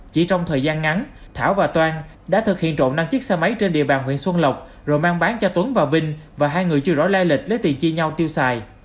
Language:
Vietnamese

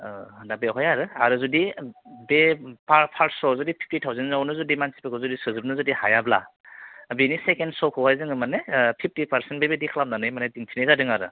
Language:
Bodo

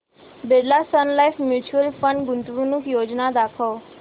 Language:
Marathi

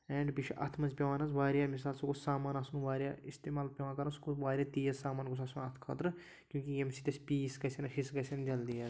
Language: Kashmiri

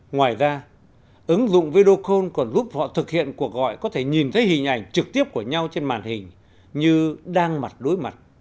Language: Vietnamese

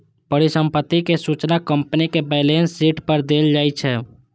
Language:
Maithili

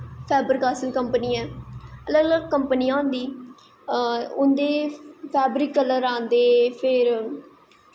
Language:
Dogri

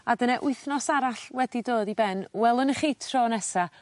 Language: Welsh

